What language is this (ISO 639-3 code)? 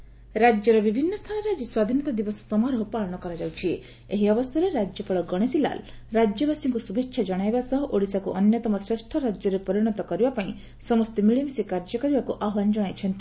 ori